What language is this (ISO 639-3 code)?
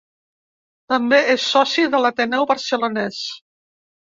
cat